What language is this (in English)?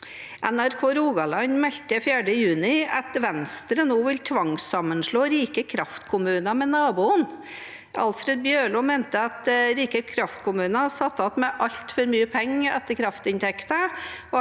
Norwegian